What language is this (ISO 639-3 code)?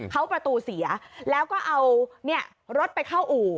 tha